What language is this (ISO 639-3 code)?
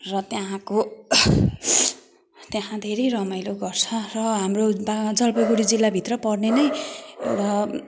nep